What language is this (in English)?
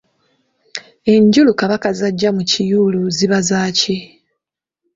Ganda